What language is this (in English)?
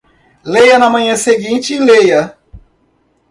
Portuguese